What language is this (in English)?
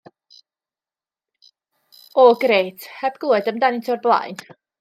Welsh